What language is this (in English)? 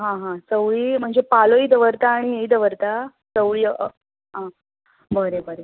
Konkani